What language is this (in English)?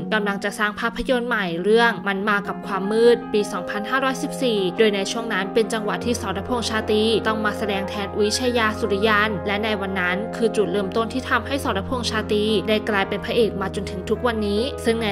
Thai